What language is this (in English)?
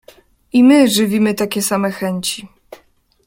Polish